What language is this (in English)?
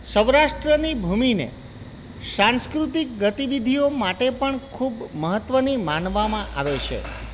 Gujarati